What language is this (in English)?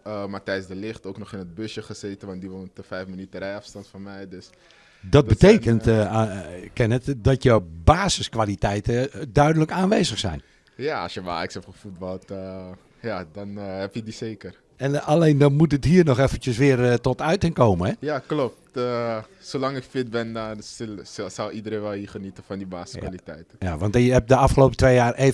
Dutch